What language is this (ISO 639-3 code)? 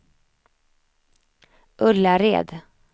swe